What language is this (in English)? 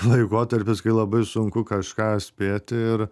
Lithuanian